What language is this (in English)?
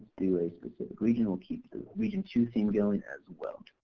English